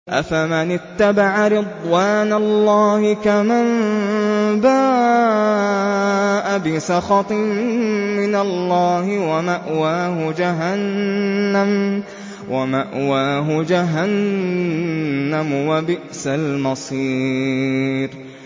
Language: Arabic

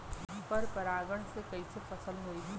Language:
Bhojpuri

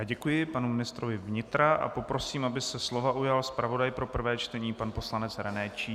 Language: Czech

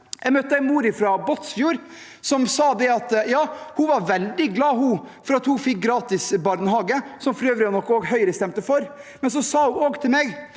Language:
Norwegian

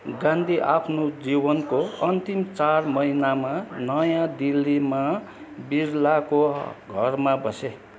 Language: Nepali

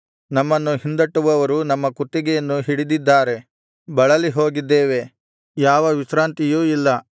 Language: Kannada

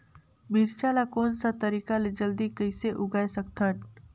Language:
Chhattisgarhi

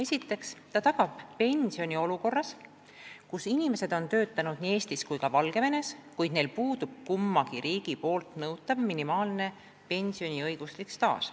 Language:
Estonian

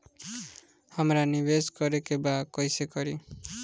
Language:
Bhojpuri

